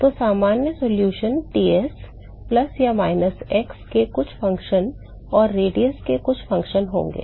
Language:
Hindi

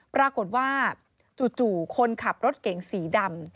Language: Thai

